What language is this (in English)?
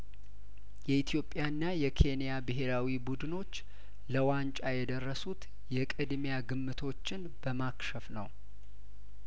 Amharic